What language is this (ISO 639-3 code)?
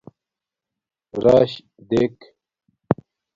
dmk